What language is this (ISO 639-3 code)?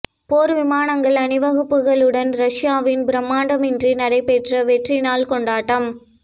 tam